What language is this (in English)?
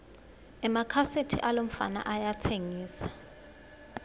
Swati